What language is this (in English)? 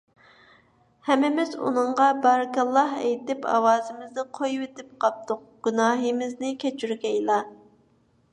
Uyghur